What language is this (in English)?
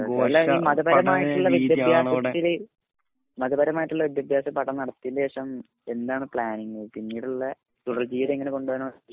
Malayalam